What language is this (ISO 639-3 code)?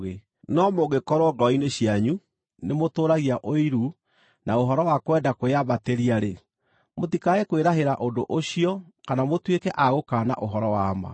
kik